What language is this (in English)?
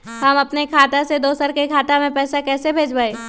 Magahi